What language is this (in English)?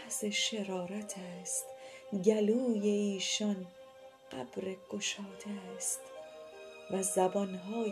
Persian